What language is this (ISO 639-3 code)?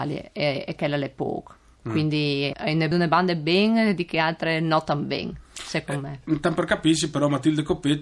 ita